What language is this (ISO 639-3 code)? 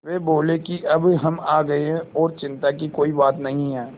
hin